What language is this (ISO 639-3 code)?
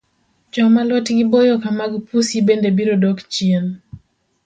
luo